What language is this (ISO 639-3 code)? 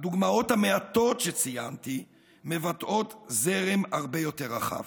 heb